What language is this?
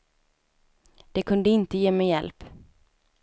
Swedish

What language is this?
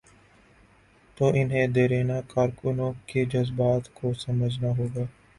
Urdu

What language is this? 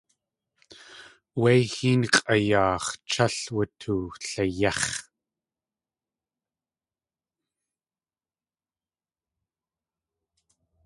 Tlingit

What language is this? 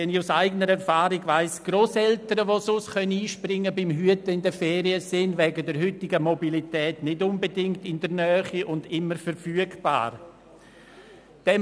Swiss German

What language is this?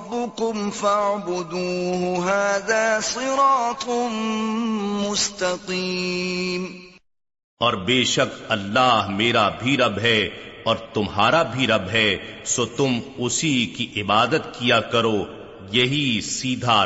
Urdu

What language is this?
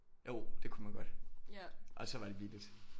Danish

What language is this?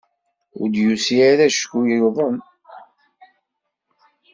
Kabyle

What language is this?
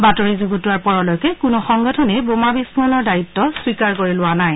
Assamese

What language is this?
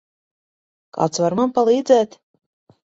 Latvian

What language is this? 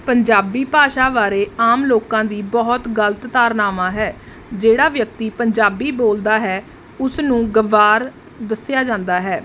Punjabi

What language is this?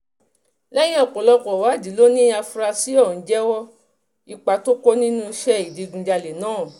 Yoruba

